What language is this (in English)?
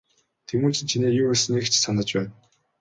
Mongolian